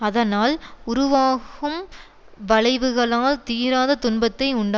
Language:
Tamil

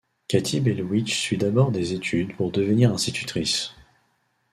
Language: French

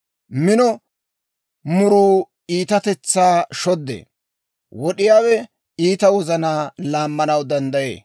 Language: Dawro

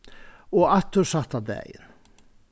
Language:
Faroese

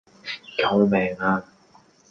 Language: Cantonese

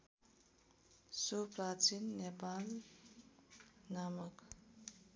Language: Nepali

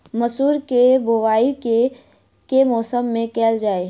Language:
Maithili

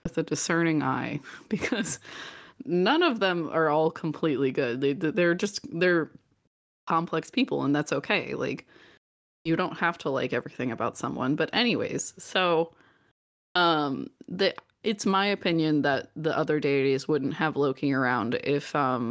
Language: English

